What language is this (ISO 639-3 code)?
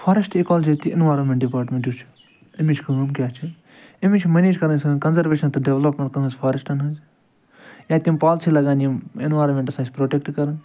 kas